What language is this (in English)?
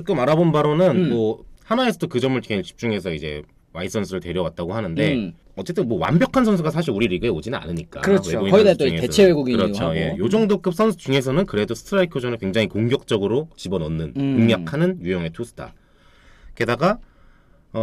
Korean